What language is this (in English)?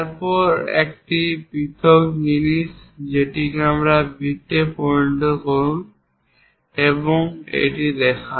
Bangla